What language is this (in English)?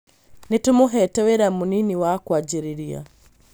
Kikuyu